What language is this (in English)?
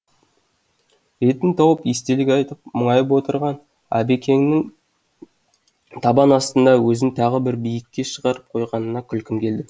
Kazakh